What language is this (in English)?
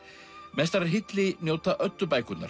Icelandic